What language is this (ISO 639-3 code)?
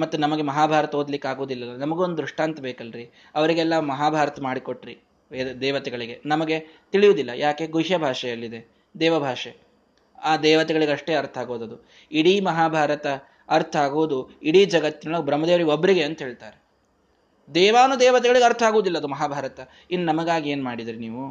kan